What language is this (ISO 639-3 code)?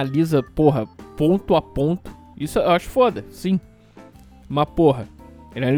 por